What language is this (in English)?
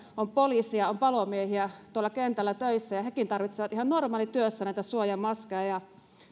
Finnish